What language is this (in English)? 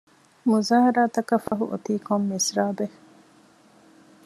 Divehi